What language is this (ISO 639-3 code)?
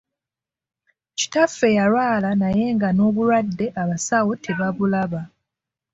lug